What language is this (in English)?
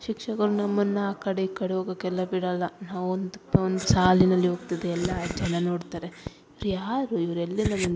Kannada